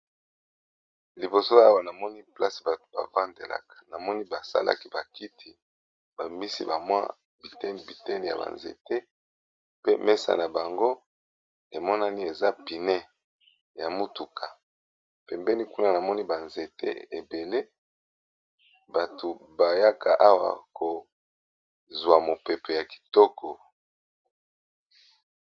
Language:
Lingala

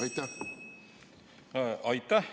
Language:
Estonian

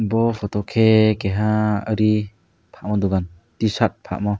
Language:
Kok Borok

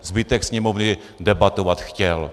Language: Czech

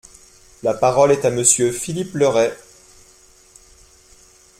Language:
French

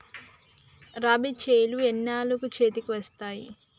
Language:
Telugu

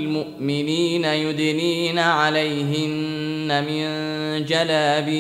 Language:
Arabic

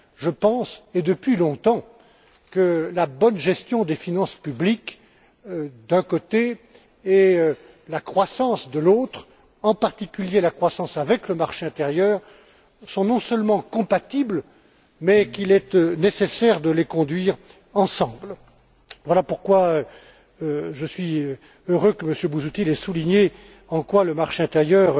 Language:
French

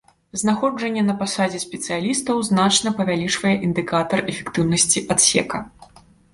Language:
Belarusian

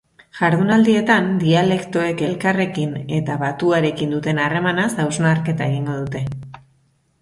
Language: Basque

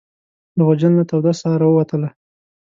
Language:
Pashto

